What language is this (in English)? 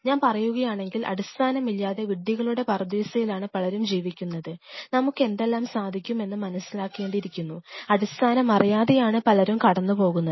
Malayalam